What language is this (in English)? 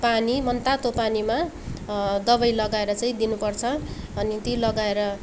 Nepali